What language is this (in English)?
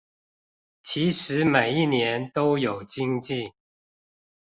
Chinese